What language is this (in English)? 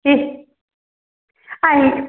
Malayalam